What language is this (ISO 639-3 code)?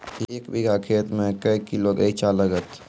mai